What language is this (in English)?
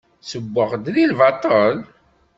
Kabyle